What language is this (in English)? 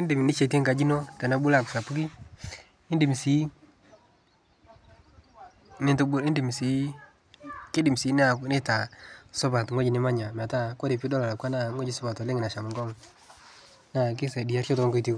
Masai